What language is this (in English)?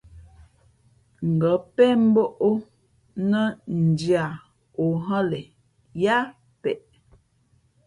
Fe'fe'